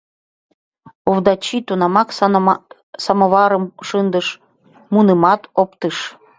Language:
Mari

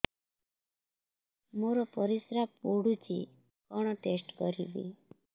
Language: Odia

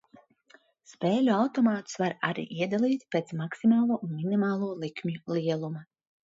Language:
Latvian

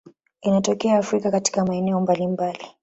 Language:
Swahili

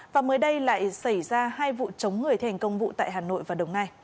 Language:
Vietnamese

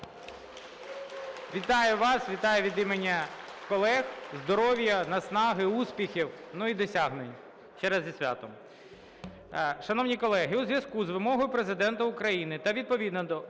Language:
Ukrainian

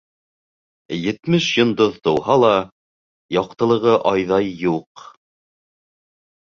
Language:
Bashkir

